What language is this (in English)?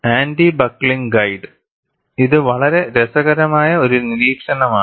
Malayalam